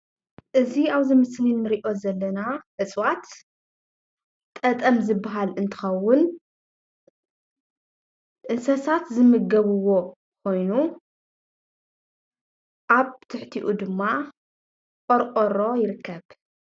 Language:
Tigrinya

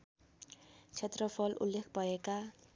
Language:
Nepali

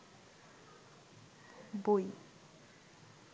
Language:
Bangla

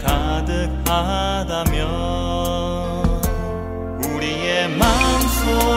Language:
Korean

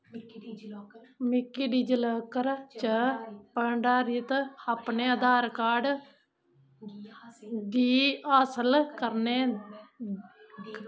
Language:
Dogri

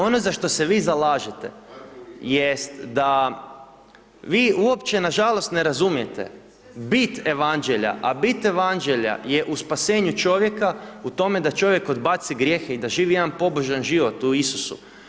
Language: Croatian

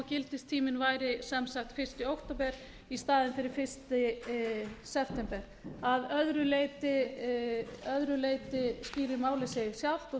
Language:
Icelandic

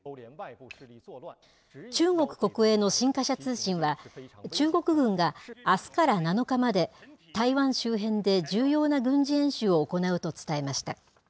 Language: Japanese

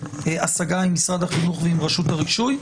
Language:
Hebrew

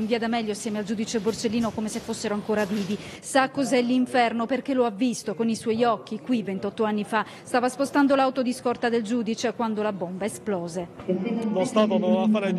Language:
Italian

